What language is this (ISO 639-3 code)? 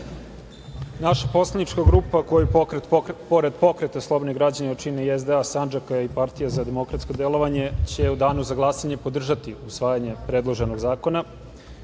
srp